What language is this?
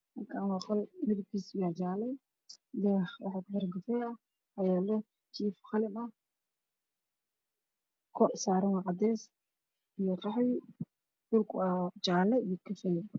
Somali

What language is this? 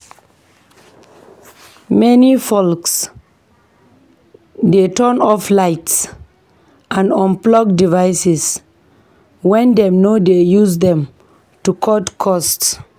Nigerian Pidgin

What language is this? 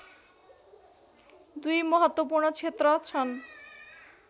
Nepali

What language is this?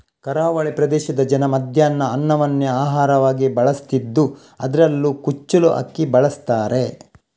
Kannada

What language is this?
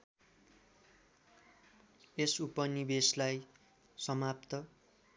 Nepali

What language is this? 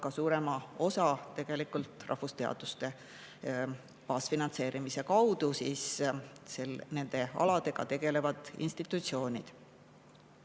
Estonian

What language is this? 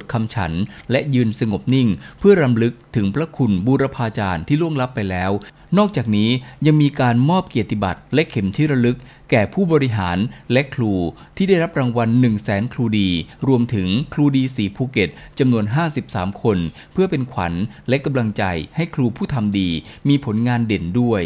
Thai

